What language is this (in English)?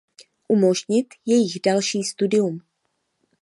Czech